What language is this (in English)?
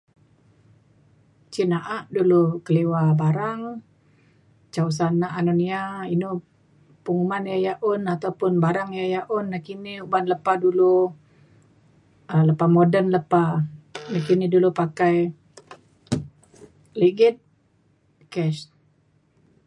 Mainstream Kenyah